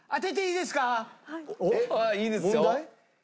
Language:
Japanese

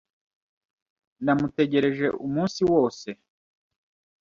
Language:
Kinyarwanda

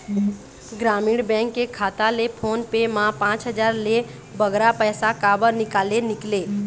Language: Chhattisgarhi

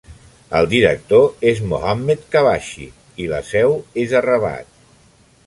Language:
Catalan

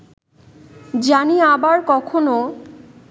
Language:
Bangla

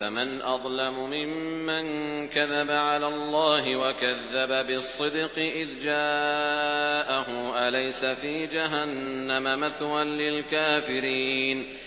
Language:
Arabic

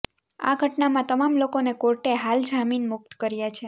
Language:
Gujarati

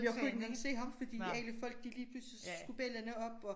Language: Danish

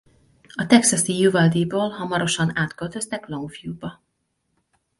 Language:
Hungarian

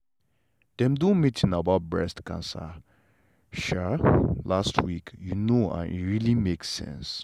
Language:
Nigerian Pidgin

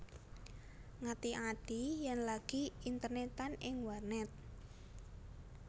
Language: Javanese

